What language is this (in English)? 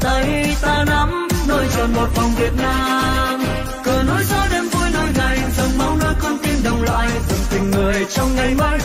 Vietnamese